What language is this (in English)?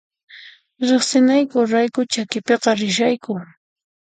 Puno Quechua